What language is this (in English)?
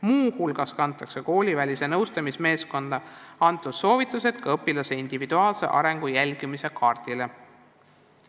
Estonian